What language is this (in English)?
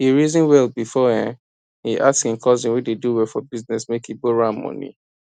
Nigerian Pidgin